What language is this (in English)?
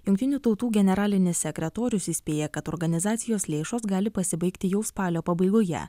Lithuanian